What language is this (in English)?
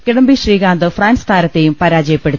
Malayalam